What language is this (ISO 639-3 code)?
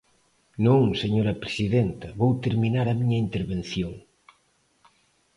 glg